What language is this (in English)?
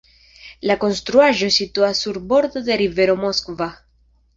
Esperanto